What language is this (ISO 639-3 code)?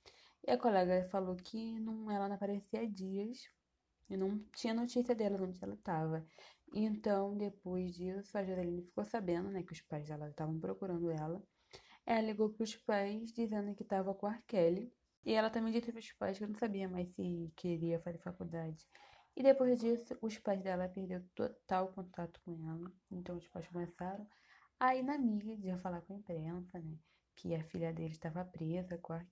por